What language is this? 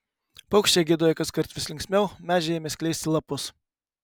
Lithuanian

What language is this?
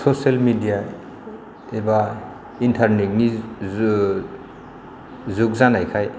Bodo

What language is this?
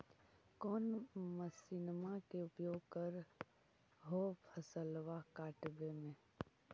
Magahi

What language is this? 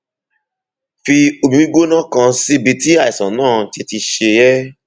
Yoruba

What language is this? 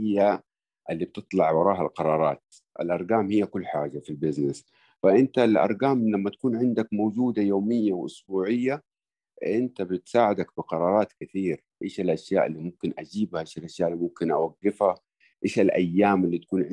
Arabic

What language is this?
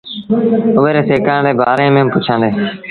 Sindhi Bhil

